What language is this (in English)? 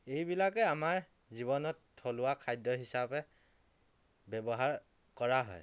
Assamese